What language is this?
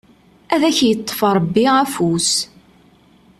Kabyle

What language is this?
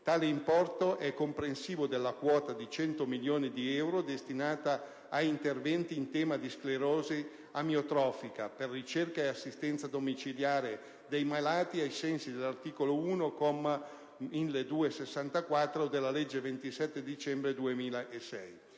Italian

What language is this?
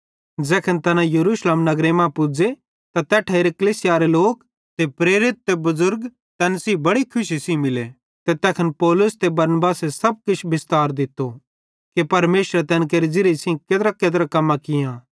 Bhadrawahi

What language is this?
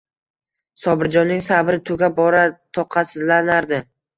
Uzbek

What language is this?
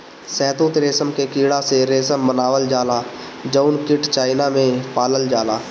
Bhojpuri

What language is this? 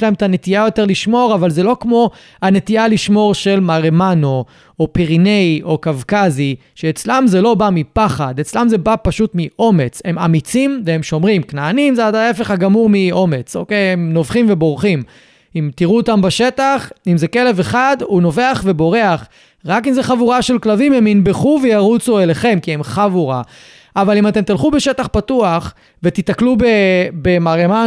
Hebrew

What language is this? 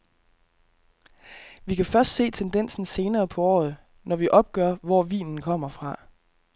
Danish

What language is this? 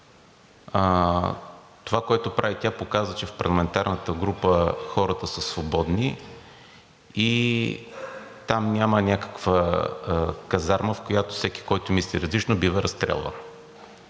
Bulgarian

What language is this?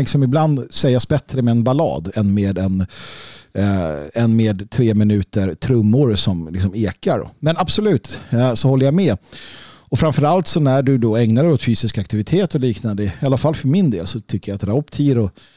Swedish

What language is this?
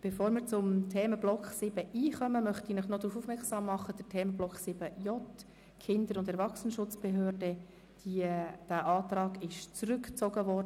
Swiss German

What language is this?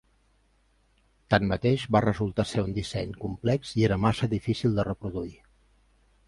Catalan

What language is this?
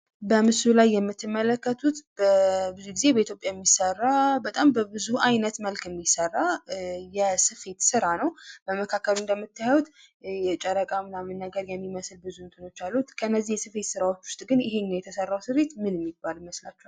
Amharic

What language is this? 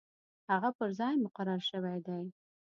Pashto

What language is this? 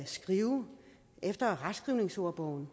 Danish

